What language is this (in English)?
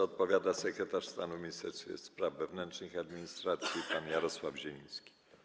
Polish